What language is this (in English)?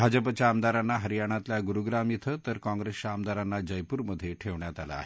Marathi